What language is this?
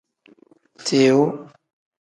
Tem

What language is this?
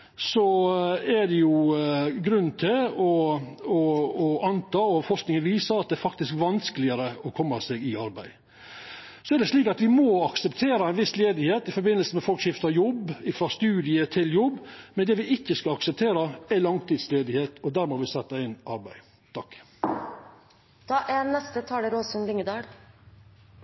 Norwegian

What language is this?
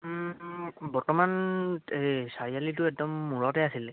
Assamese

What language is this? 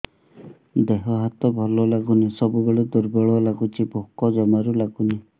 Odia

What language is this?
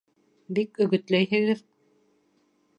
Bashkir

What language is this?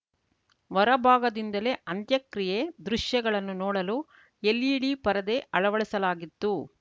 Kannada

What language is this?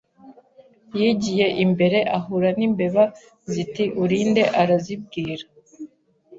Kinyarwanda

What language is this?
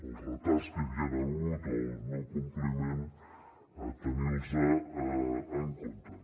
Catalan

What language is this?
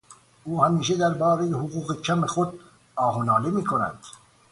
Persian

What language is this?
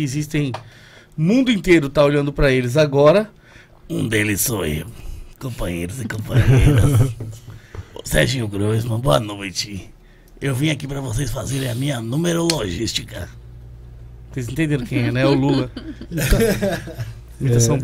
Portuguese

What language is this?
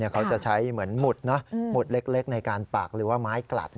Thai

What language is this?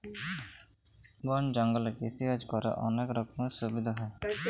Bangla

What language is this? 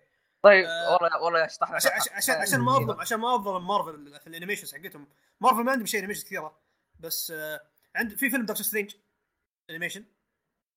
Arabic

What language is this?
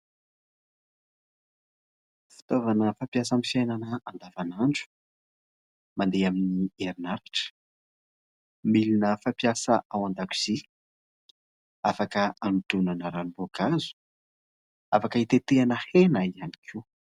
Malagasy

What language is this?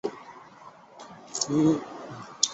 Chinese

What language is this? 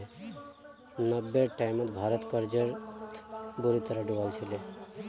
Magahi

